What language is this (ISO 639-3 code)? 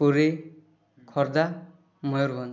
ori